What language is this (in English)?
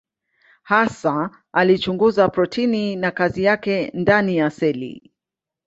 Swahili